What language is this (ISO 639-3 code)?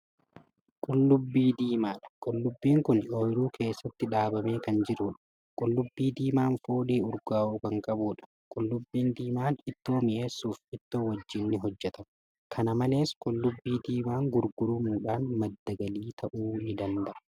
orm